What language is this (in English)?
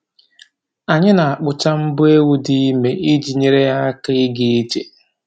Igbo